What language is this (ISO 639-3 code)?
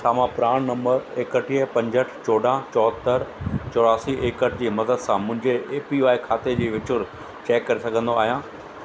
snd